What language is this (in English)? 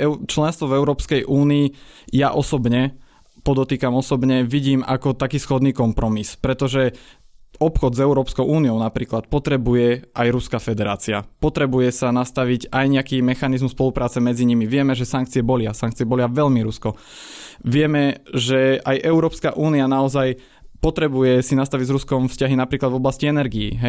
Slovak